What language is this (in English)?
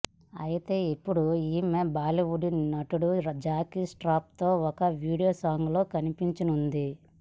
Telugu